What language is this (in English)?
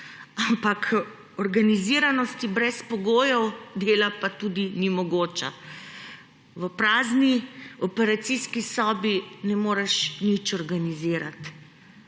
Slovenian